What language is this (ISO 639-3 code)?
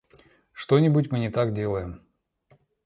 rus